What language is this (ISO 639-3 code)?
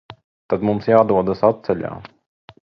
lav